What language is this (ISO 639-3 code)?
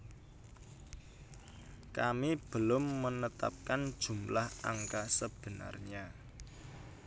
jav